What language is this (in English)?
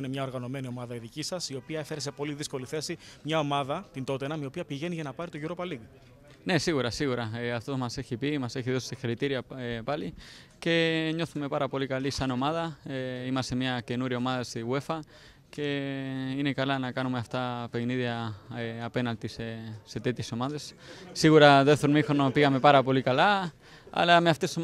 Greek